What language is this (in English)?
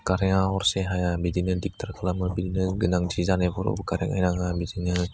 Bodo